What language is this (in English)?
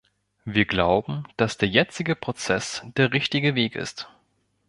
German